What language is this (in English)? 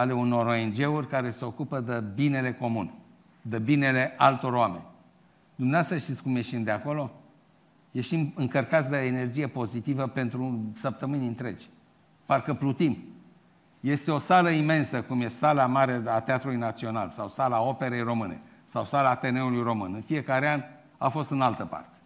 Romanian